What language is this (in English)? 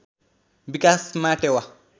Nepali